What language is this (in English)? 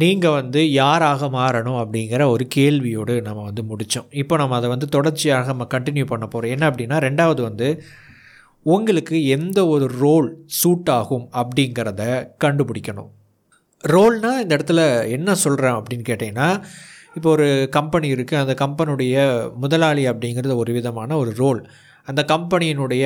Tamil